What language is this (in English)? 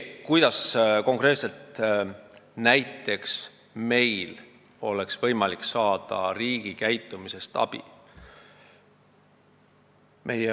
Estonian